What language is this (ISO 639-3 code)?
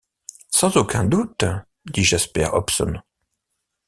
fra